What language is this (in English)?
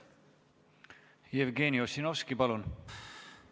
Estonian